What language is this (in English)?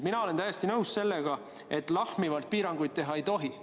Estonian